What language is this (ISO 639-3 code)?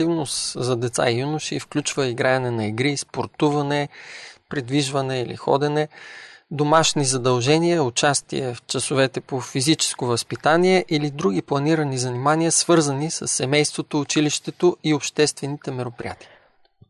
bul